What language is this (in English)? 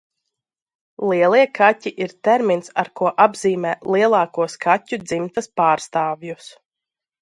Latvian